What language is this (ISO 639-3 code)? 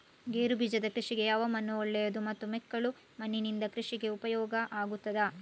kan